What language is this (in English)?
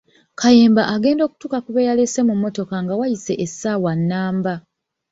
Ganda